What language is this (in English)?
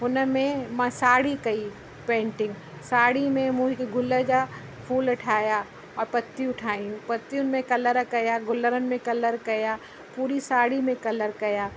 Sindhi